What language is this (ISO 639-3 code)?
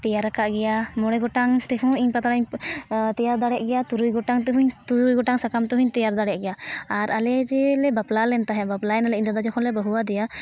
sat